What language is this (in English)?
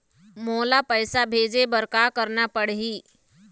Chhattisgarhi